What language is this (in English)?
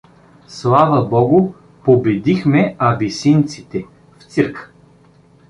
Bulgarian